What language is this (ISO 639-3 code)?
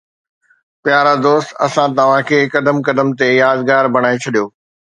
snd